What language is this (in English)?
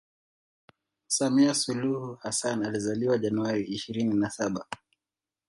Swahili